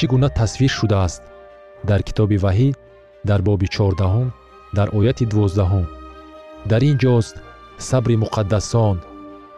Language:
Persian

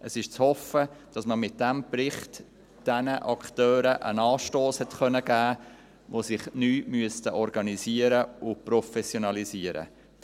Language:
Swiss German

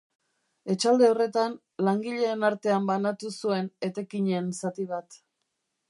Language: Basque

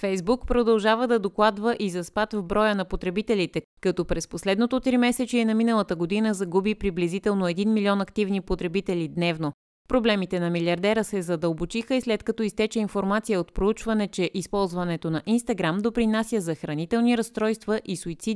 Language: Bulgarian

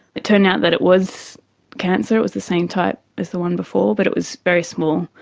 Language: English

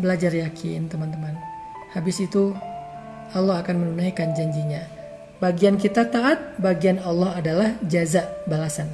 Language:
Indonesian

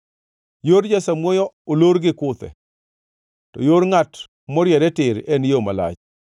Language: Luo (Kenya and Tanzania)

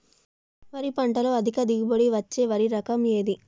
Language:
Telugu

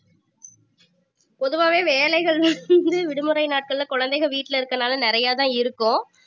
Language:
Tamil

